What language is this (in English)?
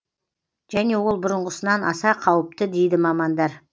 Kazakh